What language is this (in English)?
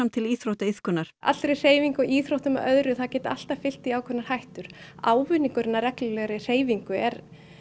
Icelandic